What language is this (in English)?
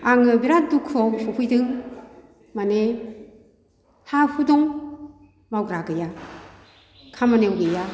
Bodo